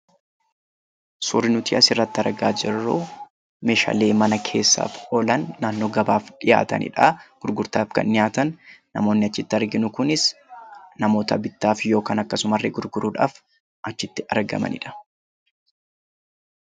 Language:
Oromo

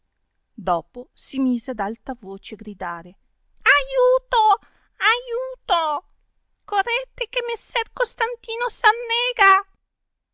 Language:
Italian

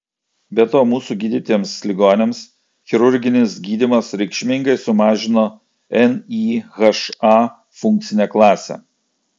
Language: Lithuanian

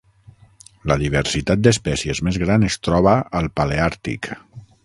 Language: Catalan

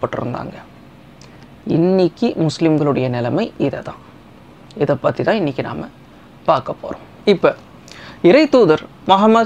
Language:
Indonesian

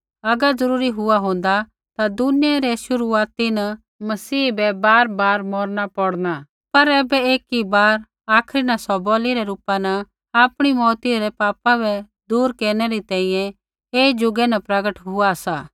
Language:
Kullu Pahari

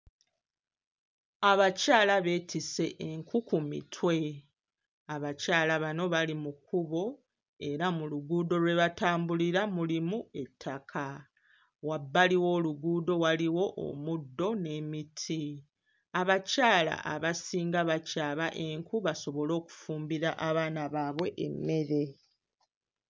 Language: Ganda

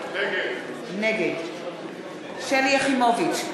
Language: Hebrew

